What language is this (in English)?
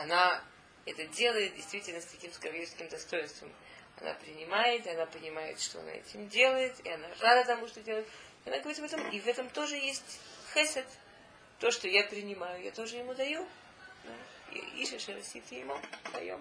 Russian